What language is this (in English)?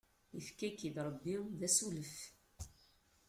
Kabyle